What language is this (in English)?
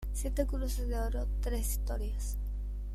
Spanish